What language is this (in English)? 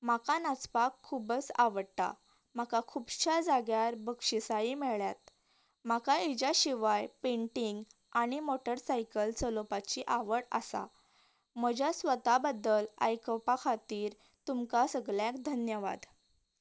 Konkani